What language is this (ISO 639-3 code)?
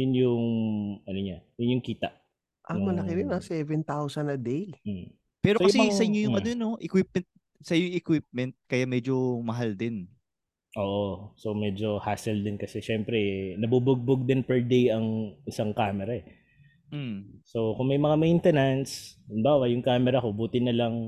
fil